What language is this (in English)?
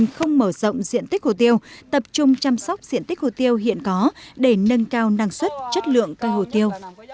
Vietnamese